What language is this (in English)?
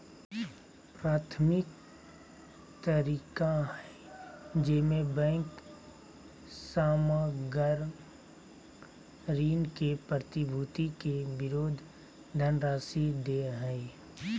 Magahi